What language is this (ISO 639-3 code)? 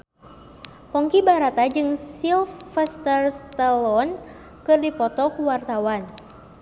sun